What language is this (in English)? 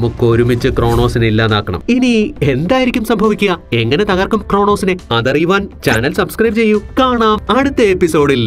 Malayalam